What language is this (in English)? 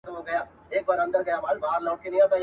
Pashto